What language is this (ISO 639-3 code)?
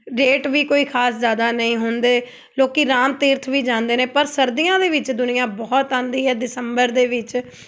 pan